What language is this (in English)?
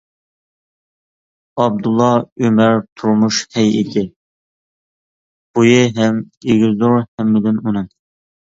Uyghur